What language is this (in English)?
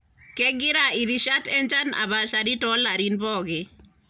Masai